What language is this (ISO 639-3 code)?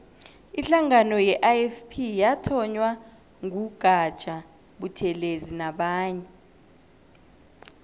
nbl